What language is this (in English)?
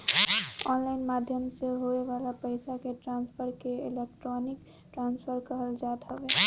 Bhojpuri